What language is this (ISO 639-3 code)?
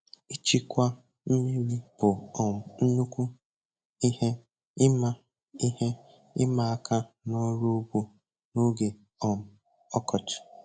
ibo